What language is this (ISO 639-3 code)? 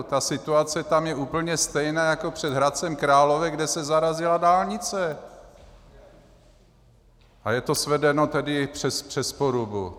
ces